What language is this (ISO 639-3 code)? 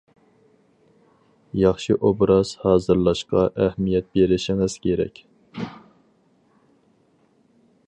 uig